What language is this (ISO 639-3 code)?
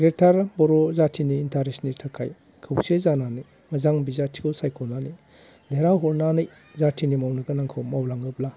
brx